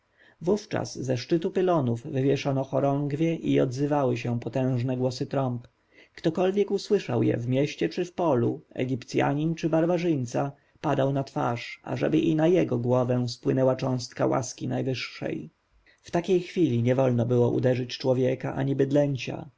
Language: Polish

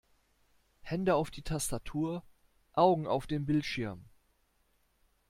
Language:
German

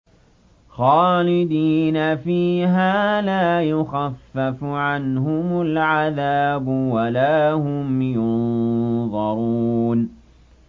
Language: Arabic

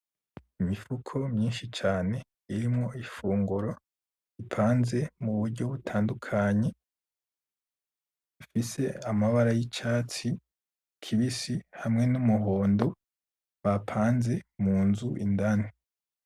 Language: Rundi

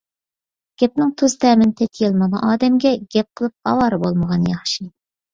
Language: Uyghur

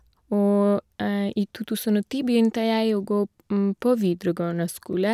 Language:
Norwegian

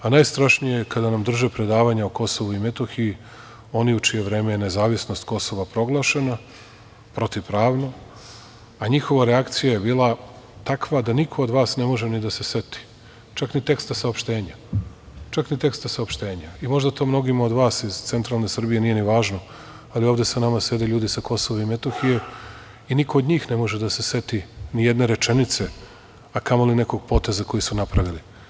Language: Serbian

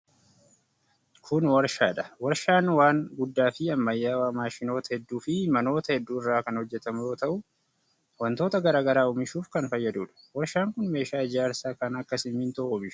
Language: Oromo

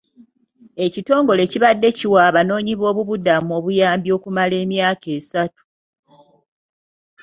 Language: Ganda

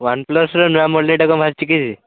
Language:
Odia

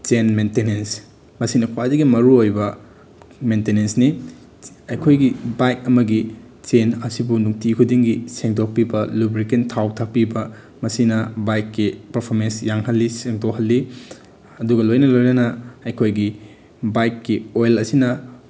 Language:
Manipuri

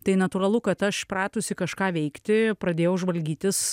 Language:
Lithuanian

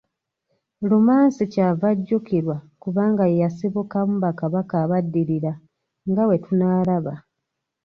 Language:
Ganda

